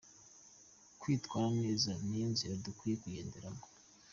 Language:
Kinyarwanda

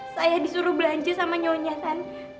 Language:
Indonesian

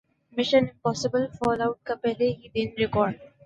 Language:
Urdu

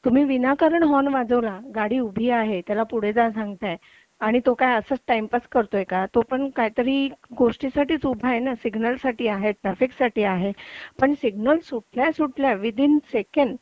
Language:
Marathi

